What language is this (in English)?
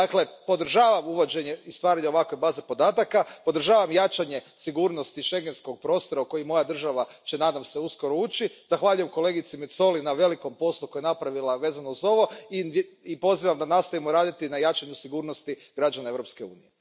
Croatian